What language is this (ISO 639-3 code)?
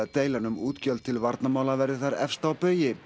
isl